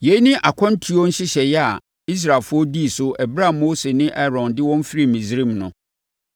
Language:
Akan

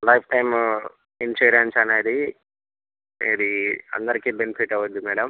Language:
Telugu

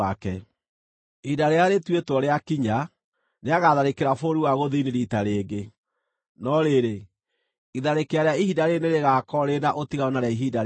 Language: Kikuyu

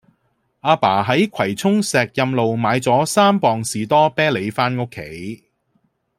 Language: Cantonese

